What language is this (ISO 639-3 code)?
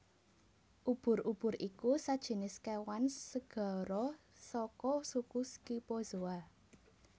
jav